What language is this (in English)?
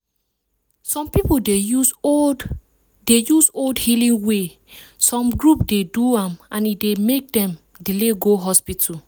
Nigerian Pidgin